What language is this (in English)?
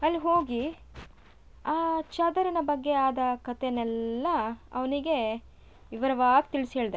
Kannada